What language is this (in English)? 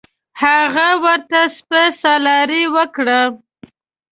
Pashto